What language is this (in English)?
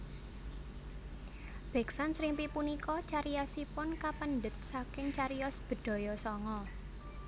Javanese